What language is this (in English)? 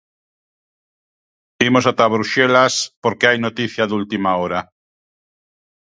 Galician